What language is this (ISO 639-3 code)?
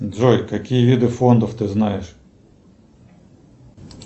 rus